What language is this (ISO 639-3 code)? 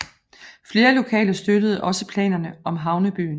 dan